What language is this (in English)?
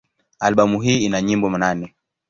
Swahili